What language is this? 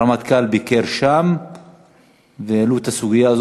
Hebrew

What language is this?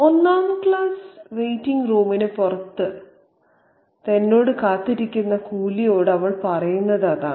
Malayalam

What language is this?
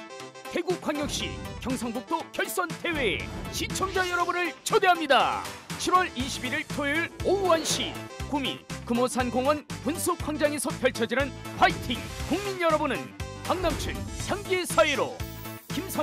Korean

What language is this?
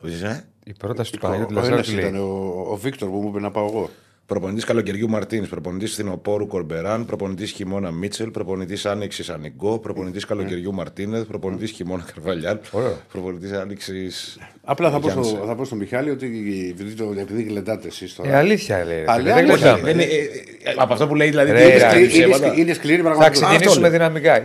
Greek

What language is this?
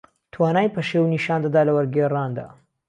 Central Kurdish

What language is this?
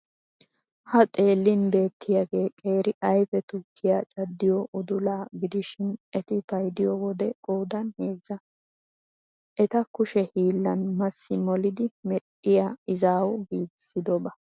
Wolaytta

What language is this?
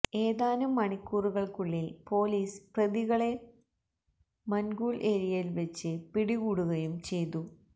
Malayalam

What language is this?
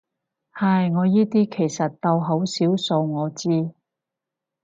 Cantonese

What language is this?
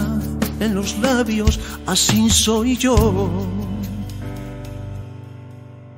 Spanish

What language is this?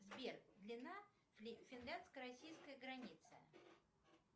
Russian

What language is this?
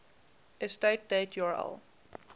English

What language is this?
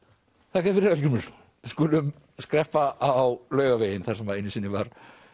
Icelandic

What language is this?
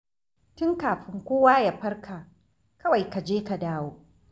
Hausa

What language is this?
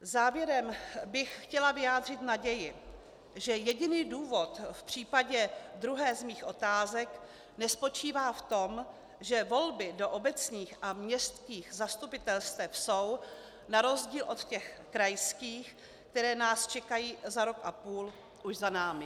Czech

